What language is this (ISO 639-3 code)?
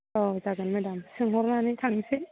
brx